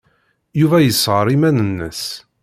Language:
Kabyle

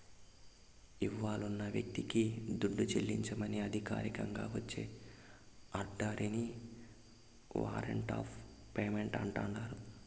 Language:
Telugu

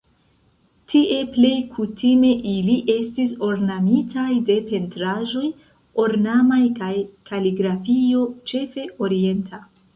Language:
Esperanto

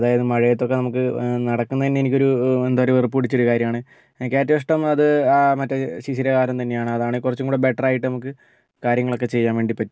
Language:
Malayalam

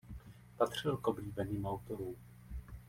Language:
Czech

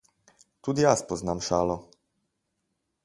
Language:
Slovenian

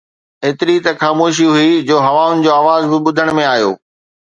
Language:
Sindhi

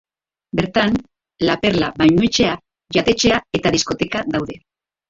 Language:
Basque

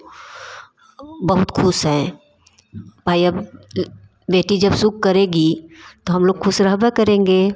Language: Hindi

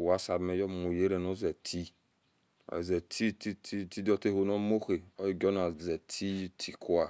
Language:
Esan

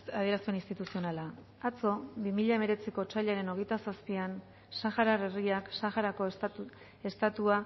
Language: Basque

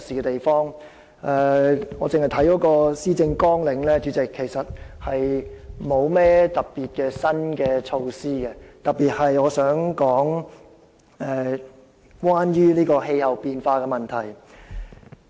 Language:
Cantonese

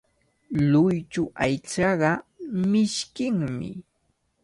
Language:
Cajatambo North Lima Quechua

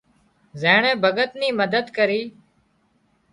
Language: Wadiyara Koli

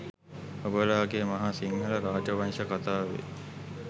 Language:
Sinhala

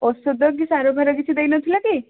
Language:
Odia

